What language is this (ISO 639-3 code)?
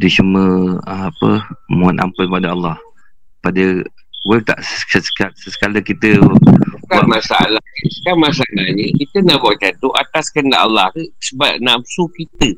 msa